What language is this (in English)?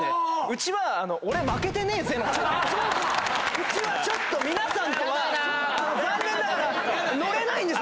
Japanese